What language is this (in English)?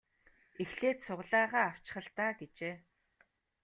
Mongolian